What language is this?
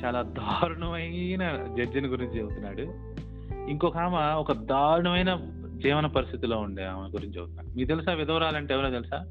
Telugu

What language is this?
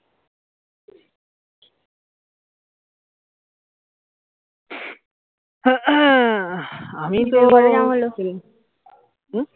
Bangla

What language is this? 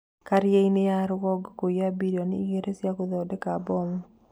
Kikuyu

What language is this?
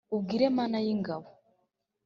Kinyarwanda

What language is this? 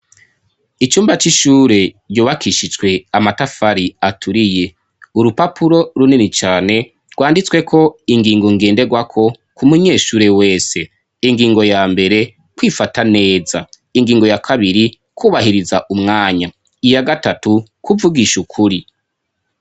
Rundi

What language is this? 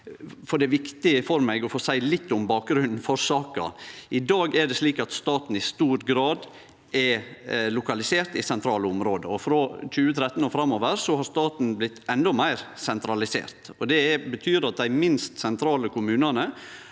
Norwegian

